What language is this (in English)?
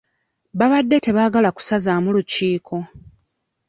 Ganda